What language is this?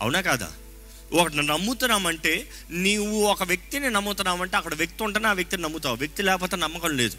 Telugu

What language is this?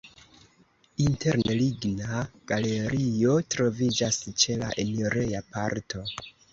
Esperanto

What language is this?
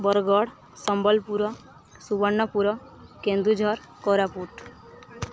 Odia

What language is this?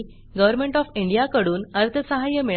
Marathi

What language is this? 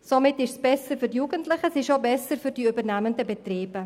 Swiss German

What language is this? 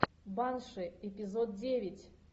Russian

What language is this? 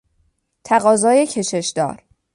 Persian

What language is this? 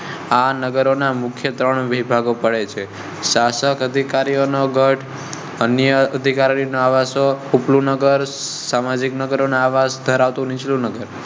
Gujarati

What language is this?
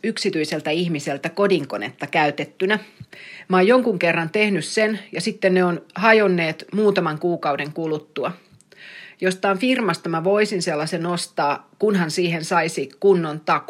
Finnish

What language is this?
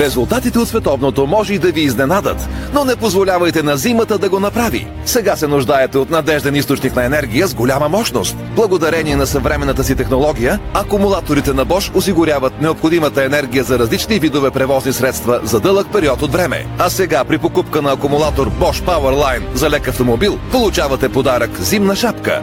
Bulgarian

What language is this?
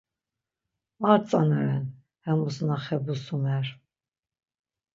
Laz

